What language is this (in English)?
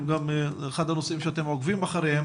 Hebrew